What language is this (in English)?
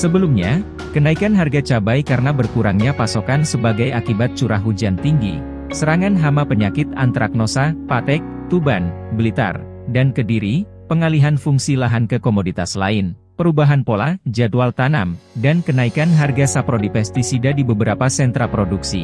Indonesian